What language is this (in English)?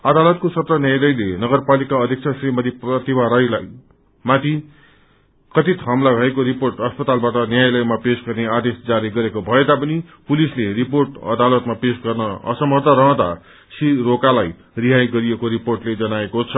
Nepali